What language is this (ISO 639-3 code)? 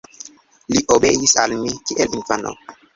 epo